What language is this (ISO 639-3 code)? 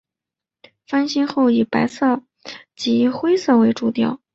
zho